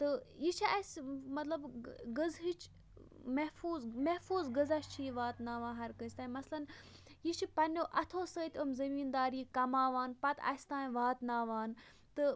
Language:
Kashmiri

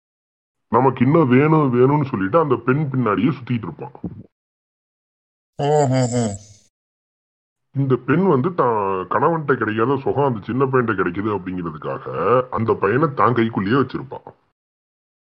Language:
Tamil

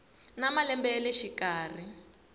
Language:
Tsonga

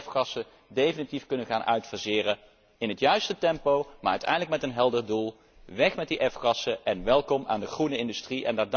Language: Dutch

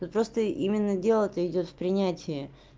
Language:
Russian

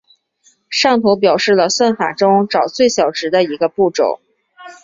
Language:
Chinese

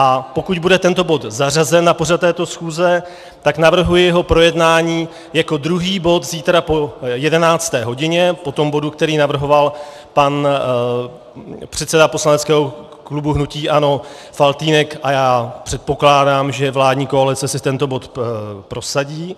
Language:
Czech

